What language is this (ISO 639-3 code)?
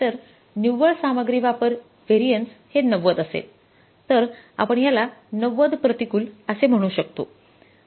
mar